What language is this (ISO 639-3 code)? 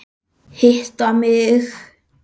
isl